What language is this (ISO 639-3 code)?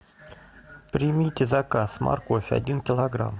rus